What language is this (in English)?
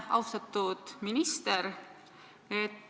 Estonian